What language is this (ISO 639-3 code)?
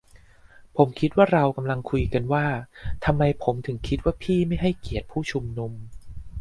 tha